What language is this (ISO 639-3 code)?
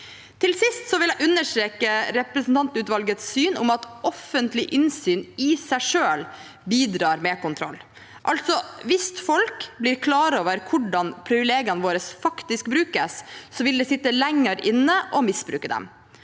nor